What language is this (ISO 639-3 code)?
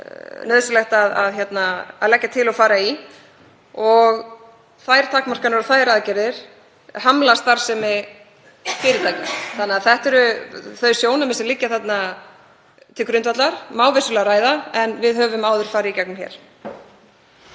isl